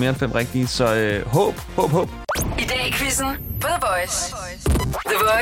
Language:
Danish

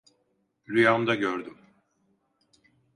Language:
Turkish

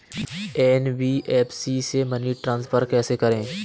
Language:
Hindi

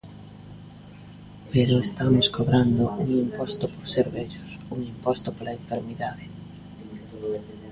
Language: Galician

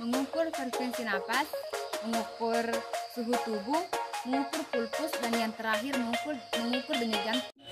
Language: Indonesian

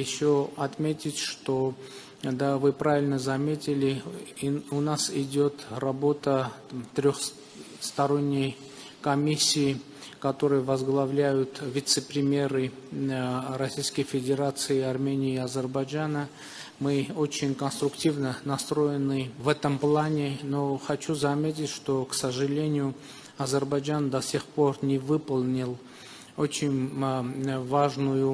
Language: Russian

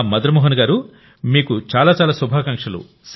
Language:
Telugu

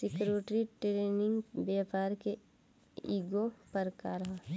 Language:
Bhojpuri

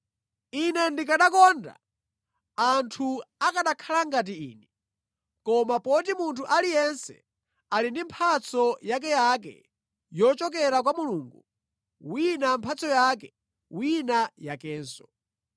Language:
Nyanja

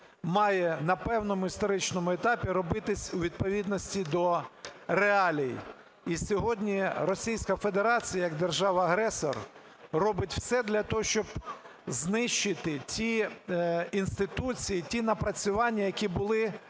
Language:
Ukrainian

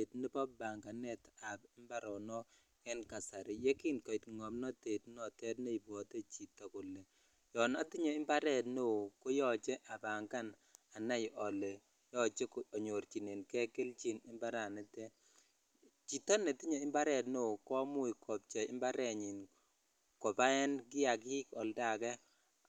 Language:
Kalenjin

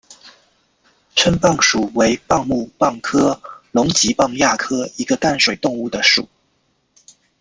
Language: Chinese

